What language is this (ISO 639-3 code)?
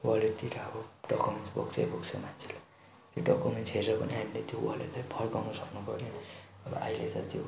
nep